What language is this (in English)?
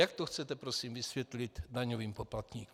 Czech